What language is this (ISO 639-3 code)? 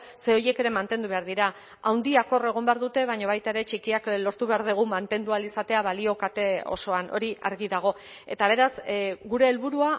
eus